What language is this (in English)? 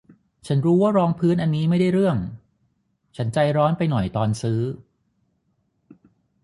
Thai